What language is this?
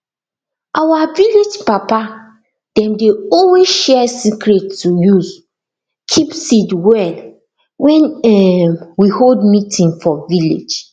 Nigerian Pidgin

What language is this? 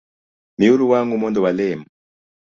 Luo (Kenya and Tanzania)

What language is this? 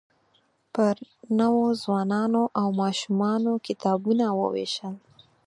Pashto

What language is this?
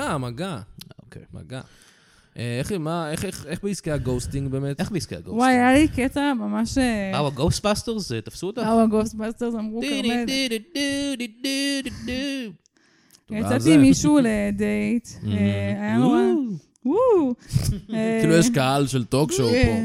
Hebrew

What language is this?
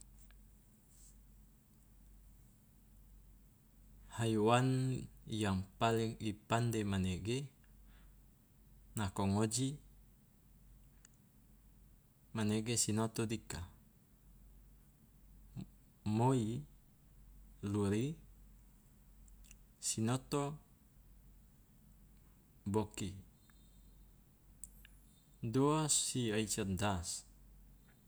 Loloda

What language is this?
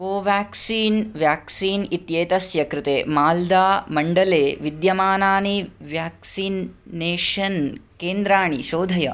Sanskrit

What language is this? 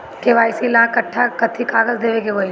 Bhojpuri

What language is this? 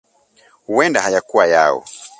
Swahili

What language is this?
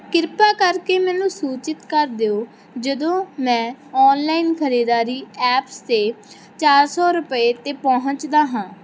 Punjabi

